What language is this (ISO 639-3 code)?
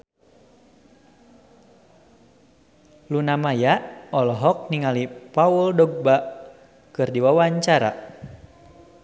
sun